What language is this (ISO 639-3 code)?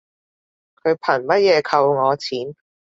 yue